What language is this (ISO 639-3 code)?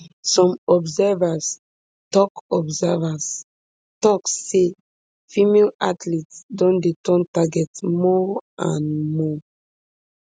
pcm